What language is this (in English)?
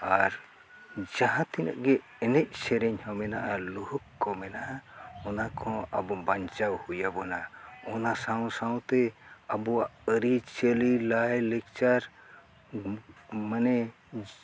Santali